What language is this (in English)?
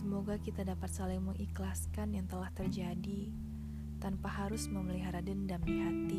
Indonesian